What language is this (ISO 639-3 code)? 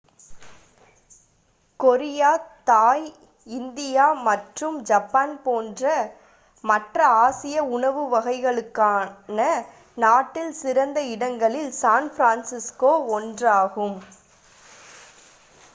tam